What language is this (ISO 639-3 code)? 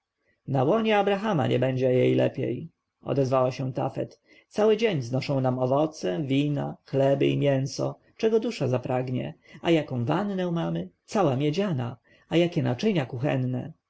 pol